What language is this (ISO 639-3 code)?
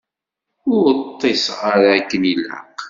kab